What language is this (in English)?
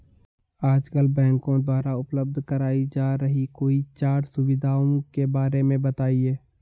Hindi